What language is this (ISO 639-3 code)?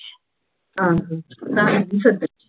pan